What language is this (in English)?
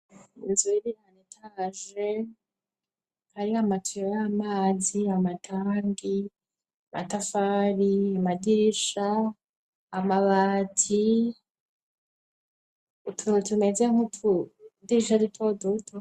Rundi